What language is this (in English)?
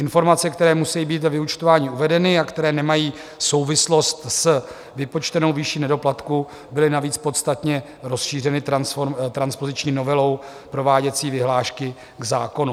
Czech